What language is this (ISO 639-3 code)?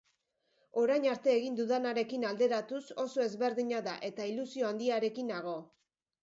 eus